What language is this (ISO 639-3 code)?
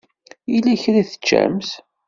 kab